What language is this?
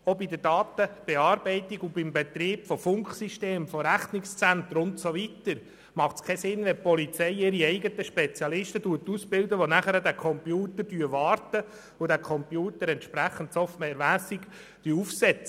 Swiss German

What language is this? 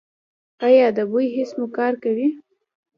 Pashto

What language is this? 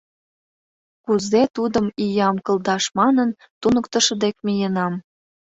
Mari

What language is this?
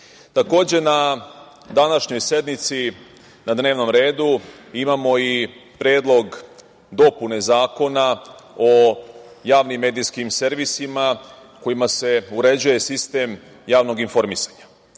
Serbian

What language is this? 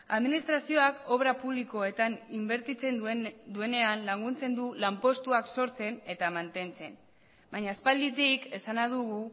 Basque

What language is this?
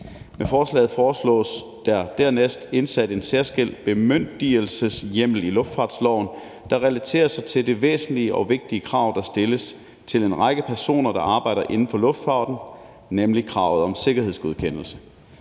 Danish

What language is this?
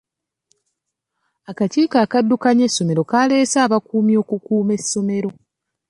Ganda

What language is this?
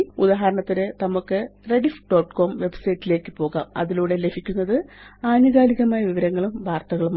Malayalam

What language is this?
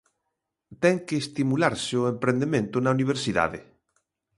Galician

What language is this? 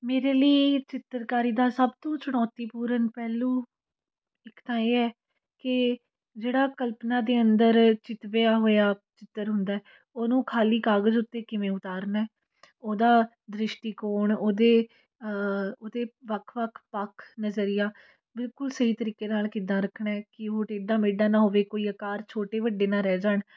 Punjabi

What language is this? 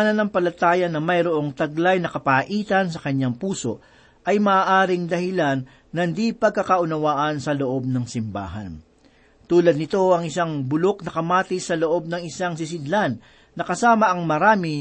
Filipino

